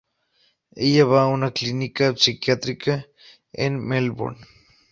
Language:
Spanish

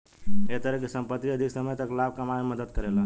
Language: Bhojpuri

